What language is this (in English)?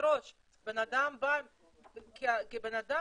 Hebrew